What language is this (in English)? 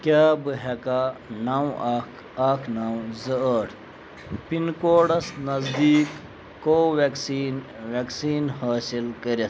Kashmiri